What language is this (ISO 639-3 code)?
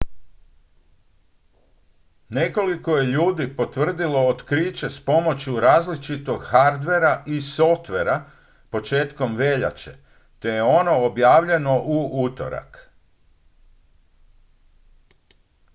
hrv